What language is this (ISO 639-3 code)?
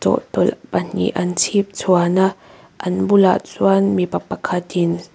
lus